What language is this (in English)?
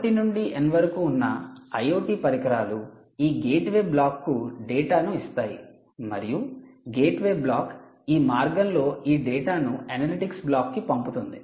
Telugu